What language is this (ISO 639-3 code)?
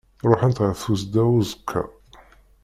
kab